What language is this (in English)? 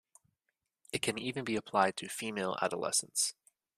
English